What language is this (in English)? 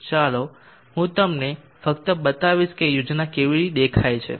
Gujarati